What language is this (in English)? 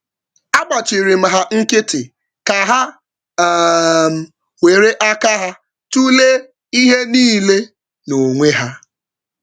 Igbo